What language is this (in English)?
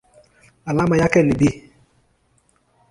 Swahili